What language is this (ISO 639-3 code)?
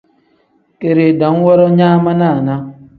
kdh